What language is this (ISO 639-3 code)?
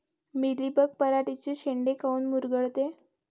mar